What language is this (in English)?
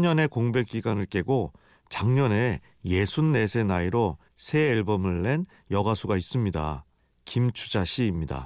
Korean